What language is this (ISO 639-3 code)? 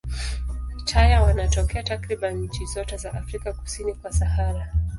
swa